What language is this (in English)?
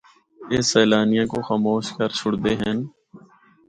Northern Hindko